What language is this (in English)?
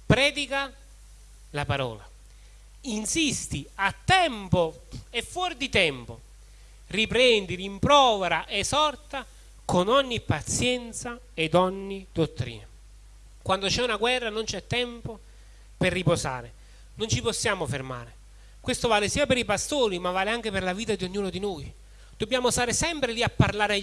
Italian